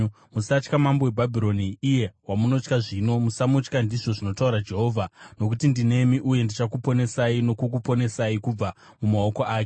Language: Shona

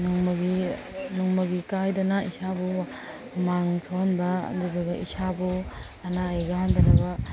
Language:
Manipuri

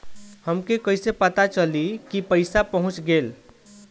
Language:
Bhojpuri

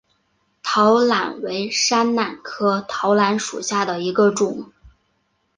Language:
Chinese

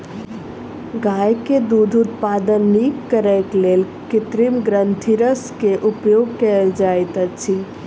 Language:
Maithili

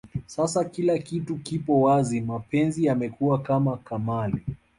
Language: Swahili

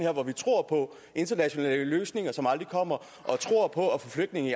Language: Danish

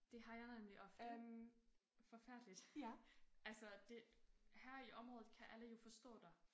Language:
Danish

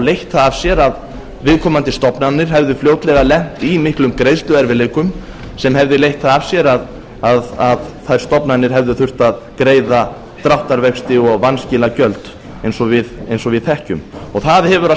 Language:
Icelandic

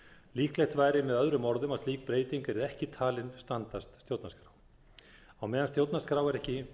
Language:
Icelandic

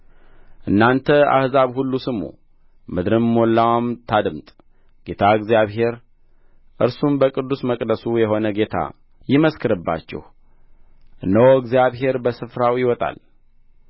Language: Amharic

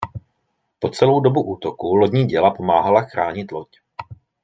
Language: Czech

